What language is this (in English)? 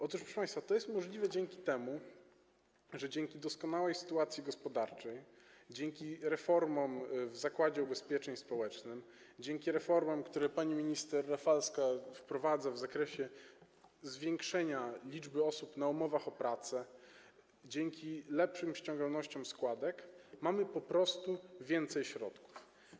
Polish